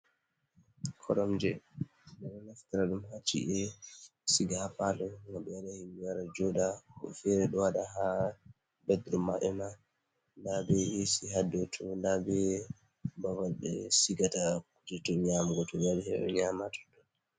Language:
Fula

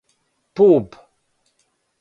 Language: Serbian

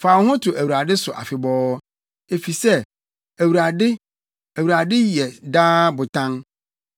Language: Akan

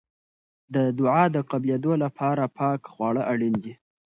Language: Pashto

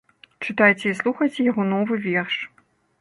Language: Belarusian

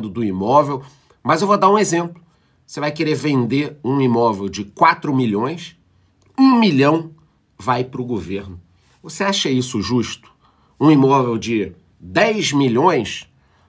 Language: Portuguese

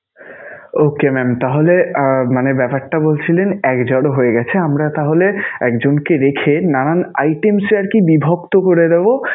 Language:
Bangla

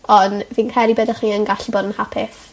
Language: Welsh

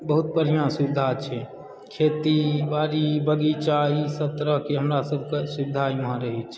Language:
Maithili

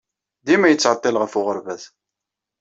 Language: Kabyle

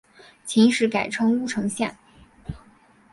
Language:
Chinese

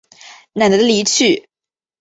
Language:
Chinese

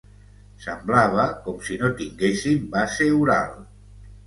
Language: Catalan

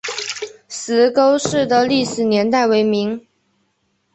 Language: Chinese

